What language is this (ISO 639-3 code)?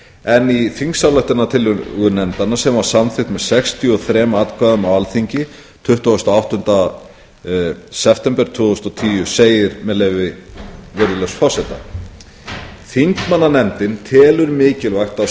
isl